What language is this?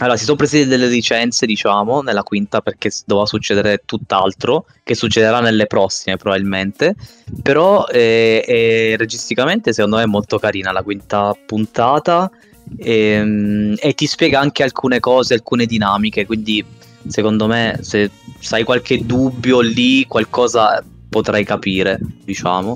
Italian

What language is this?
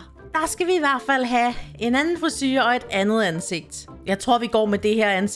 Danish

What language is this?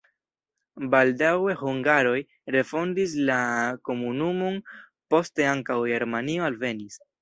Esperanto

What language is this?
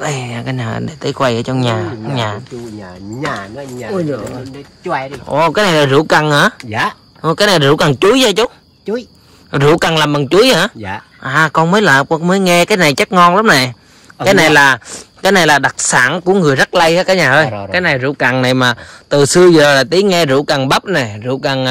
Vietnamese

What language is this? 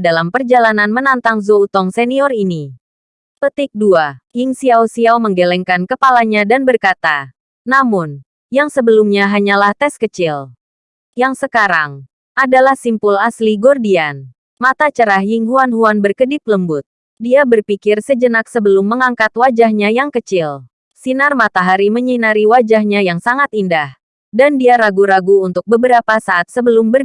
Indonesian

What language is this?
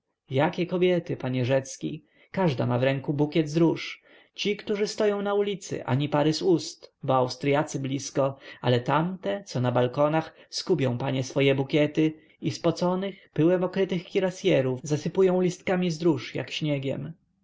Polish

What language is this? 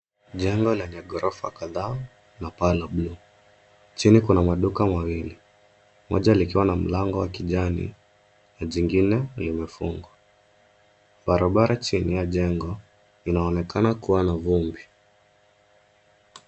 Swahili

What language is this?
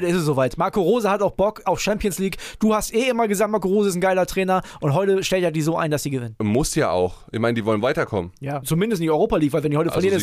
German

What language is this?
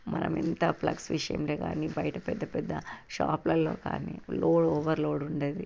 Telugu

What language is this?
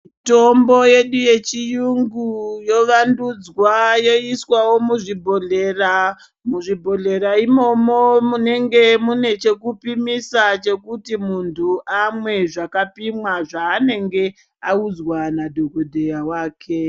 Ndau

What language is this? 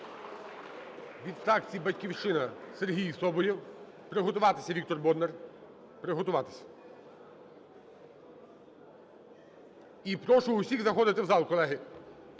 Ukrainian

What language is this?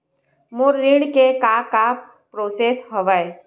Chhattisgarhi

